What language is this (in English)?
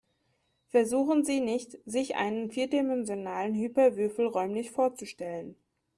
German